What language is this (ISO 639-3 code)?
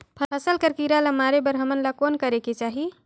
hne